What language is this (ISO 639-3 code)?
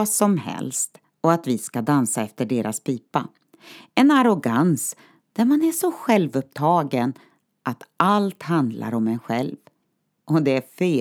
swe